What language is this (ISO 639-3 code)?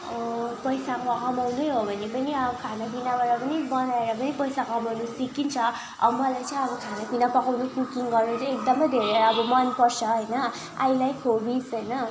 nep